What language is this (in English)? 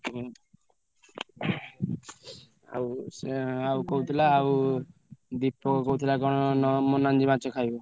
Odia